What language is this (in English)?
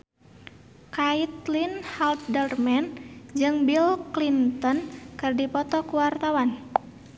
Sundanese